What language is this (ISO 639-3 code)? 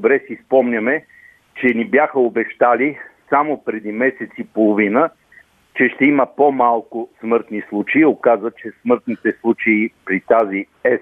bul